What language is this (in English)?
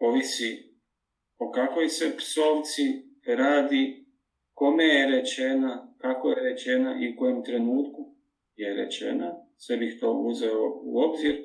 Croatian